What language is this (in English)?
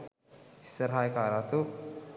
Sinhala